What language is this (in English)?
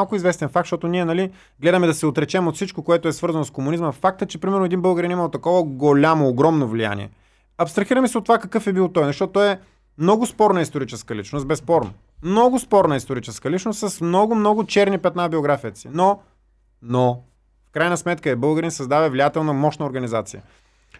Bulgarian